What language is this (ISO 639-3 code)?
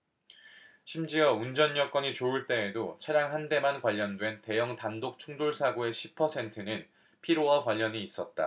kor